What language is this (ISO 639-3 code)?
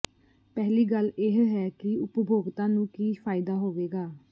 pan